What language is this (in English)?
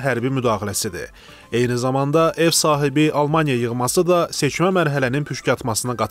Turkish